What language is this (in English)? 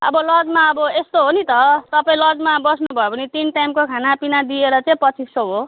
Nepali